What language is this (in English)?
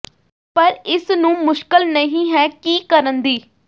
Punjabi